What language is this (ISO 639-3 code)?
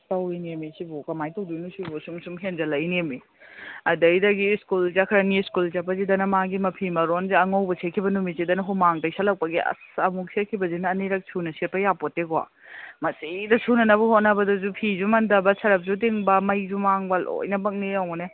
mni